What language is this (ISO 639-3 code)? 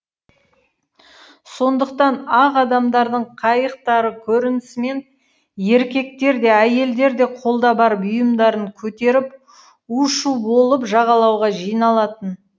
kaz